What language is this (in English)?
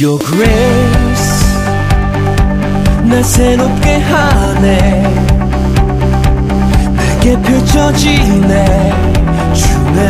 Korean